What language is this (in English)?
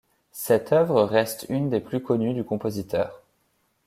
French